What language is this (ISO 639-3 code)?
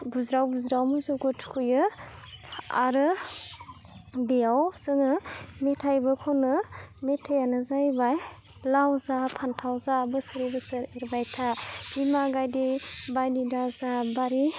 brx